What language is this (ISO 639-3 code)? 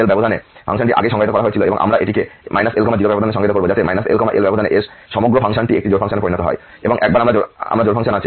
ben